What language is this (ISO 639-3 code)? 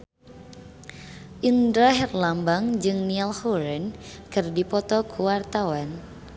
sun